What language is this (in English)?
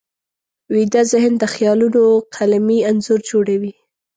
Pashto